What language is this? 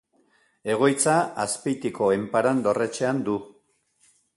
Basque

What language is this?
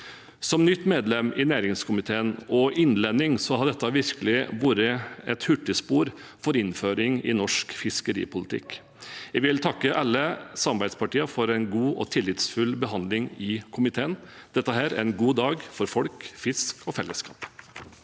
Norwegian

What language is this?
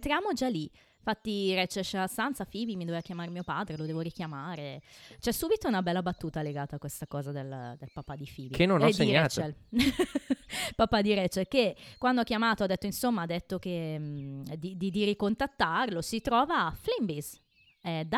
Italian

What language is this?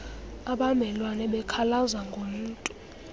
Xhosa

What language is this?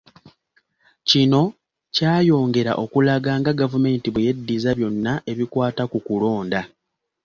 Ganda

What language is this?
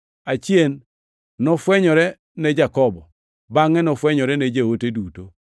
Luo (Kenya and Tanzania)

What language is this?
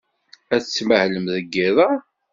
Kabyle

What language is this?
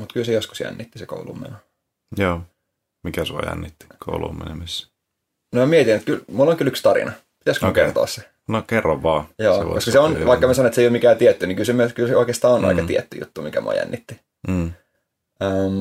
Finnish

